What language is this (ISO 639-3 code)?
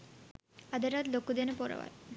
sin